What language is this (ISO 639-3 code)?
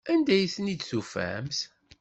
kab